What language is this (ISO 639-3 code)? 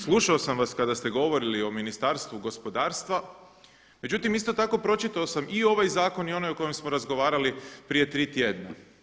hrv